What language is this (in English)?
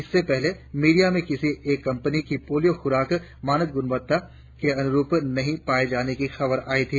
Hindi